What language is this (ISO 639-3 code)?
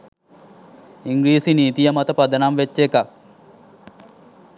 sin